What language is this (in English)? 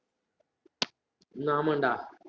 Tamil